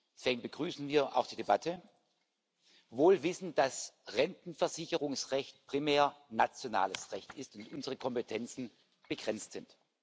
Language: German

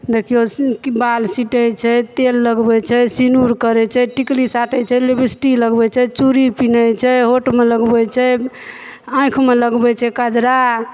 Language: Maithili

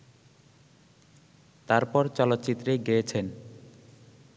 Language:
Bangla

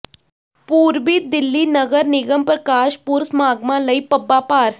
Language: Punjabi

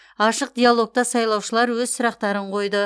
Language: Kazakh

